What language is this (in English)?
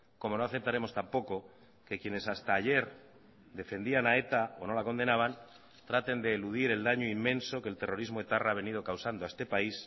Spanish